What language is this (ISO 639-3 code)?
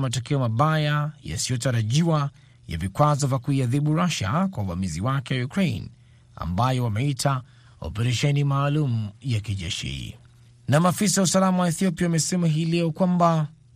swa